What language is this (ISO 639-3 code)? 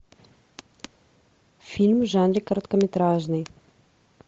rus